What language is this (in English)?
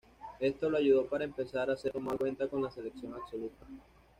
Spanish